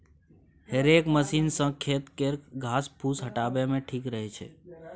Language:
Maithili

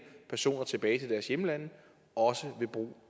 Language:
Danish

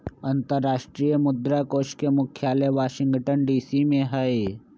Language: Magahi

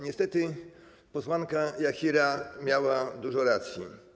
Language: Polish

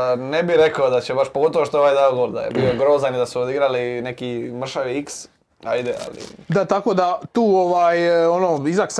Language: Croatian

